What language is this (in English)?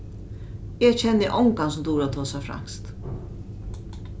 Faroese